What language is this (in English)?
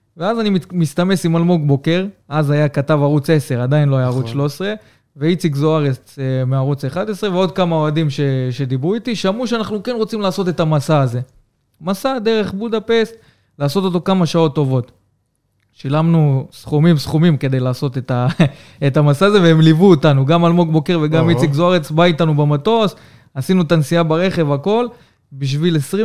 Hebrew